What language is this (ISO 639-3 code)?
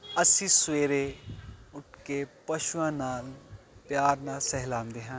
pan